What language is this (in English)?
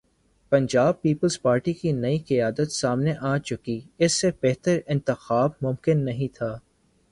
Urdu